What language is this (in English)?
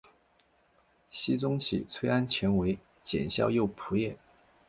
Chinese